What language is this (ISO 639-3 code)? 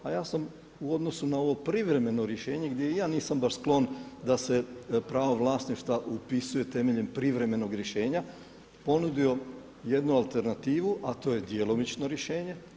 hrv